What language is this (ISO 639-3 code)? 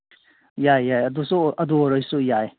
mni